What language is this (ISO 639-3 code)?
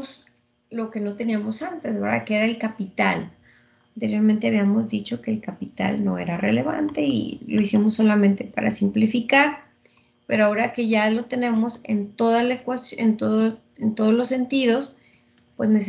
spa